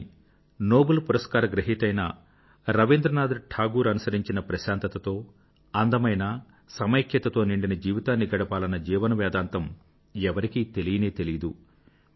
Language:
Telugu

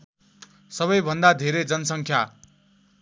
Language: Nepali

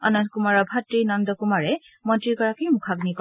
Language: Assamese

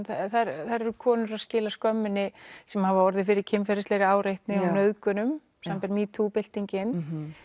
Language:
Icelandic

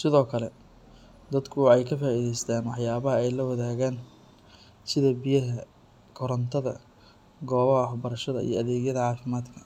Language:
Somali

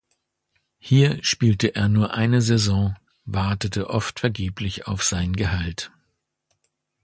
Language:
German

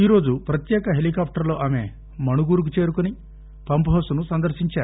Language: Telugu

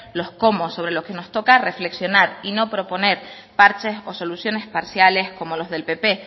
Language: Spanish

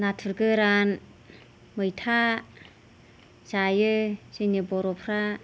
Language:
Bodo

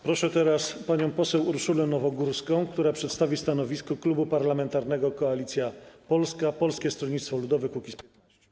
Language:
Polish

